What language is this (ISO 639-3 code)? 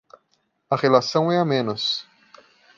por